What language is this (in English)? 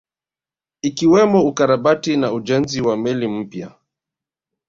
Swahili